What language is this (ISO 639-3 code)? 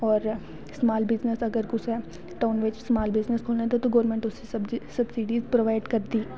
doi